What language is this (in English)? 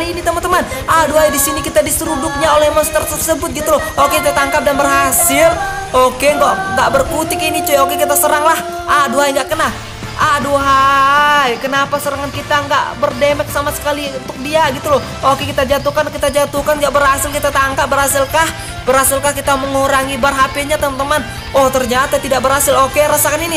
Indonesian